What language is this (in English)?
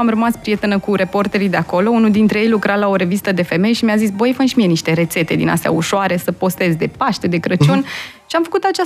Romanian